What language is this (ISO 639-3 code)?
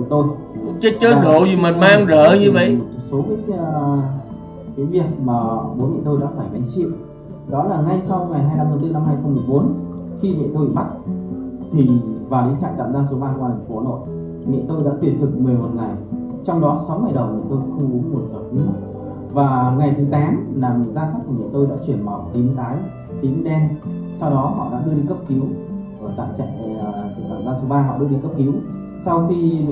vie